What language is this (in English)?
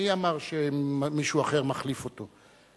Hebrew